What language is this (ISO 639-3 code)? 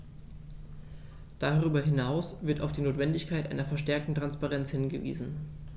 deu